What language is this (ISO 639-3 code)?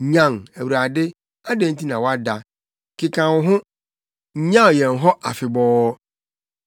aka